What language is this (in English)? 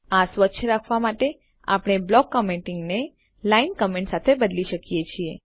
Gujarati